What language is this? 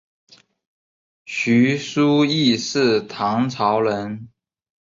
Chinese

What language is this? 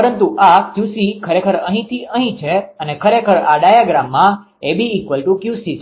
Gujarati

